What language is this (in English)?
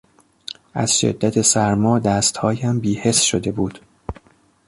Persian